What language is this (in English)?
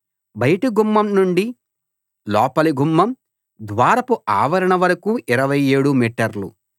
Telugu